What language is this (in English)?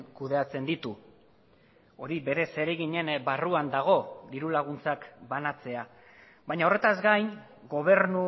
Basque